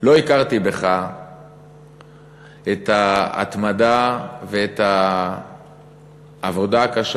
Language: Hebrew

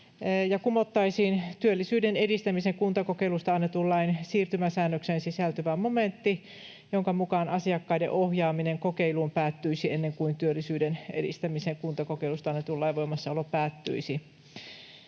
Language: Finnish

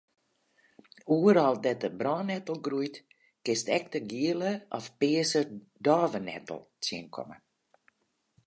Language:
Western Frisian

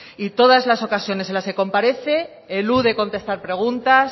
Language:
Spanish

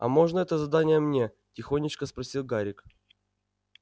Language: Russian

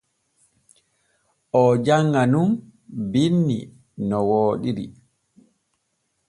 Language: Borgu Fulfulde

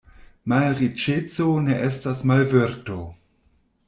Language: Esperanto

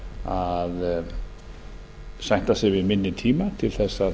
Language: Icelandic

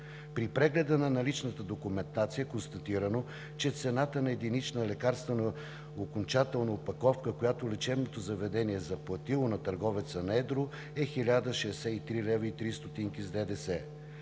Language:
Bulgarian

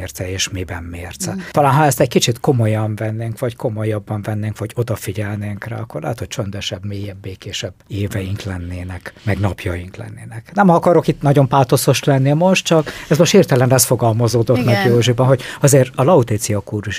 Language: Hungarian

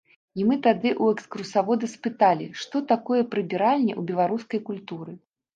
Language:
Belarusian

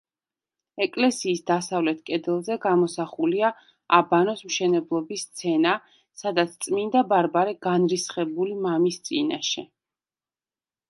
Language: Georgian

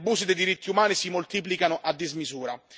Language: Italian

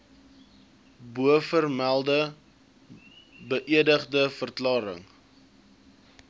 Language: Afrikaans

